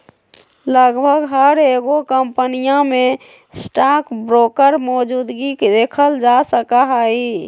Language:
Magahi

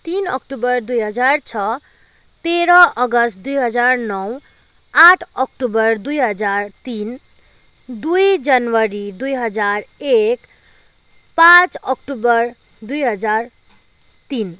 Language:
Nepali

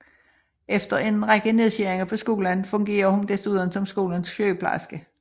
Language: Danish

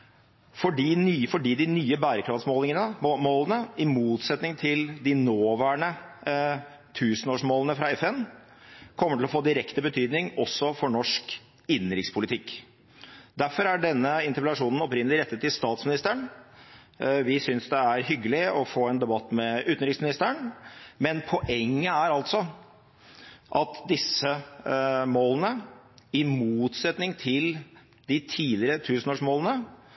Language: Norwegian Bokmål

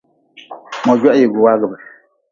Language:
Nawdm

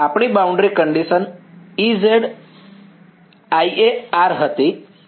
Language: Gujarati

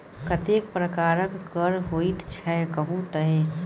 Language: Maithili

